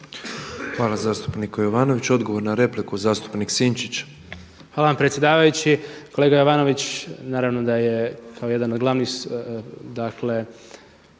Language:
Croatian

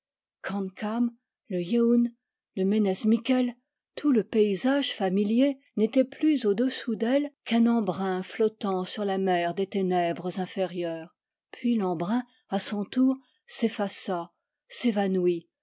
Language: French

